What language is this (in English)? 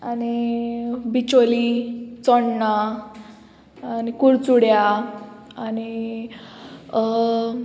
Konkani